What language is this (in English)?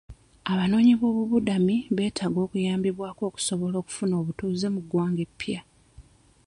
Ganda